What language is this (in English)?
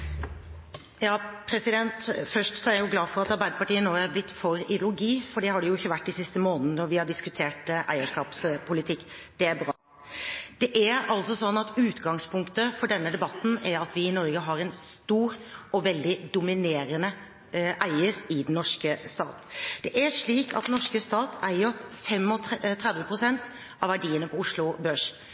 Norwegian Bokmål